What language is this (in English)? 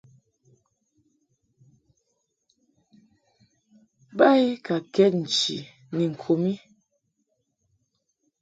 Mungaka